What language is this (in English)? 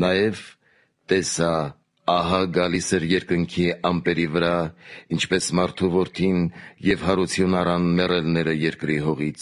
Romanian